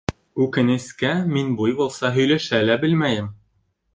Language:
Bashkir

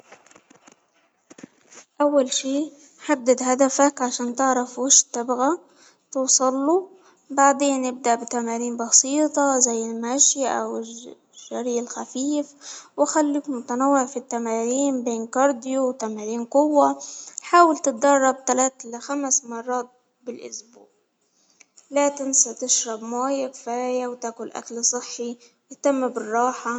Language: Hijazi Arabic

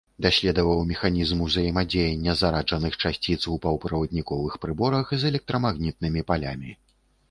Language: Belarusian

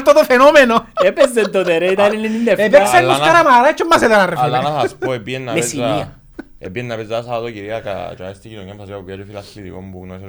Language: Greek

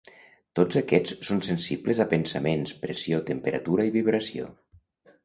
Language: Catalan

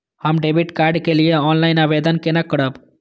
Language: Maithili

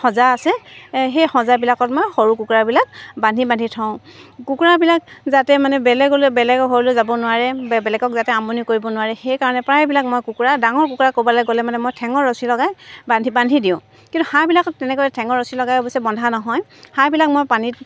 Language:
Assamese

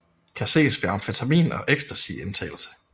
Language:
Danish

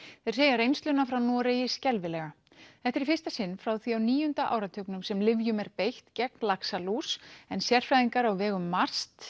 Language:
Icelandic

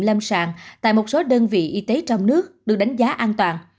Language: Vietnamese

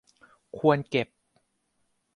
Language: Thai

